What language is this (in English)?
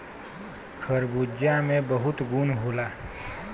Bhojpuri